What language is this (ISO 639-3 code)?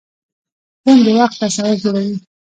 pus